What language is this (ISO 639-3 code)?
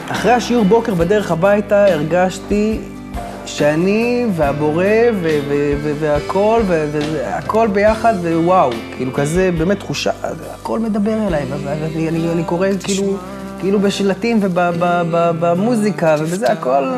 heb